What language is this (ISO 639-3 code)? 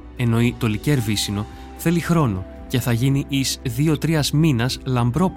ell